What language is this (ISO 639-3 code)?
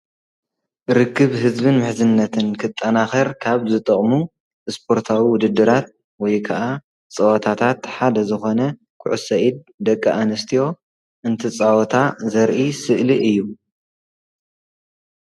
tir